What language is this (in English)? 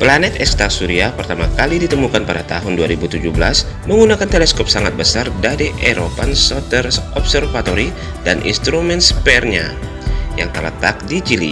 Indonesian